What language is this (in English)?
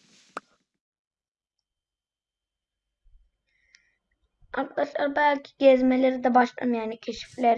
Turkish